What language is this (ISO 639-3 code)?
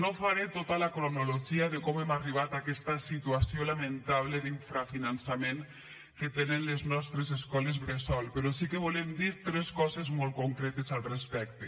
cat